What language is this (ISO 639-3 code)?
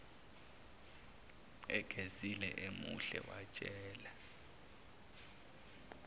zul